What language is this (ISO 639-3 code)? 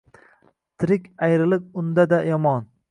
uzb